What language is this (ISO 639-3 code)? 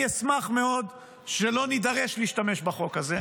heb